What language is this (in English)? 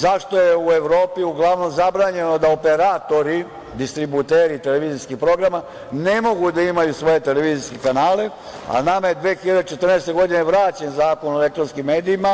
Serbian